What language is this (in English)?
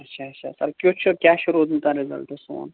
Kashmiri